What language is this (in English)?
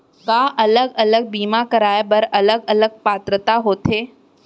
Chhattisgarhi